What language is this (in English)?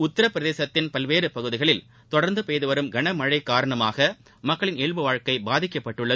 Tamil